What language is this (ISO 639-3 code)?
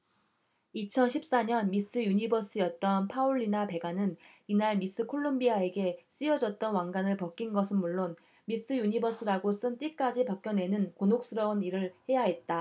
kor